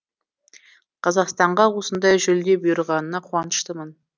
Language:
Kazakh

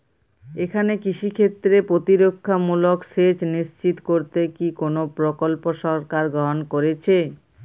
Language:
Bangla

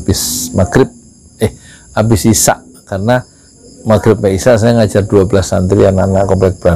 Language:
Indonesian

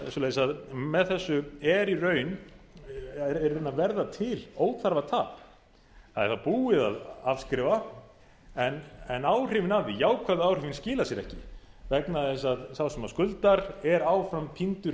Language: Icelandic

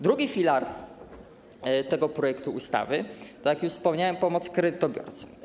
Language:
Polish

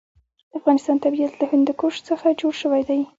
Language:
Pashto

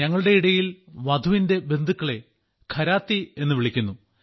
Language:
Malayalam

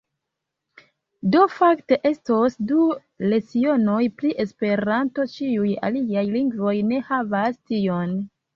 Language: Esperanto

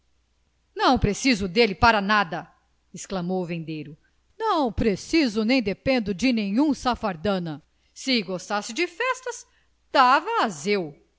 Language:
Portuguese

